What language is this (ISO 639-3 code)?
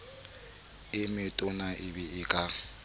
sot